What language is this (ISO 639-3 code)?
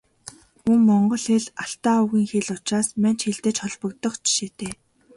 mon